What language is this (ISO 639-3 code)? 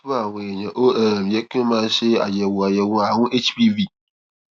yor